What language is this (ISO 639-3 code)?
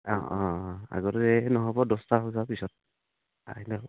asm